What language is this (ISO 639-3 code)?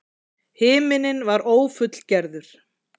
isl